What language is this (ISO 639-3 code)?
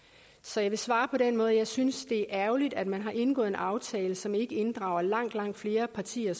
dan